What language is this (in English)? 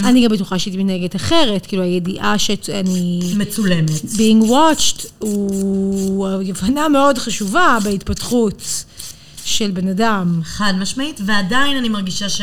Hebrew